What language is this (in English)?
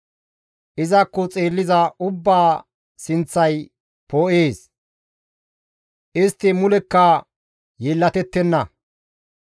Gamo